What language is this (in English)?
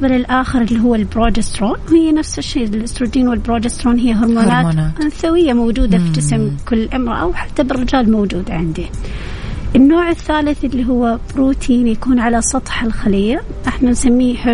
Arabic